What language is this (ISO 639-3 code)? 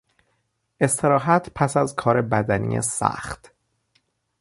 fas